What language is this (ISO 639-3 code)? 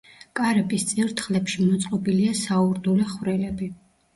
kat